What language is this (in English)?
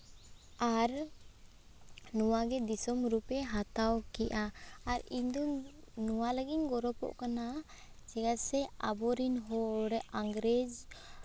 Santali